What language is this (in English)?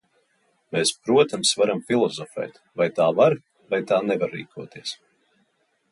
Latvian